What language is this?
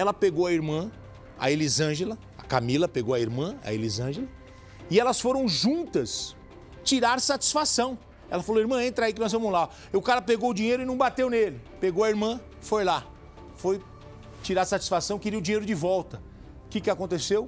Portuguese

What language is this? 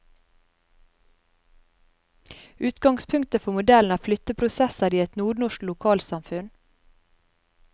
Norwegian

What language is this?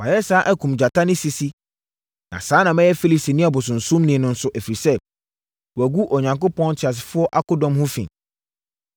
Akan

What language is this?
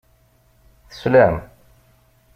Kabyle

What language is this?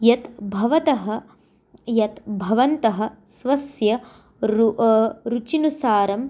Sanskrit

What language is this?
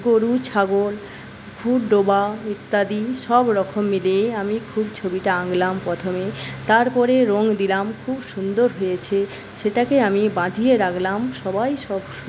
Bangla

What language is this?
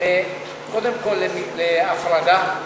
Hebrew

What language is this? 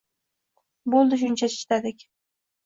Uzbek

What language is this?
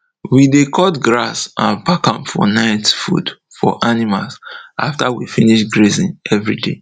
Nigerian Pidgin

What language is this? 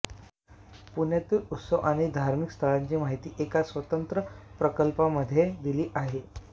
Marathi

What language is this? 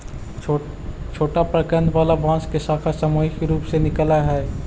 Magahi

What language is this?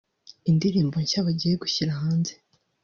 Kinyarwanda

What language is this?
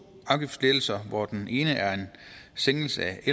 Danish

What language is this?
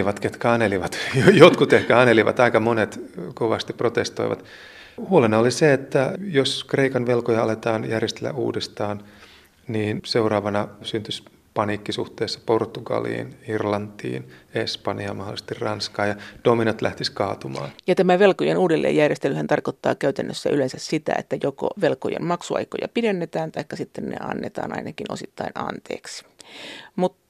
Finnish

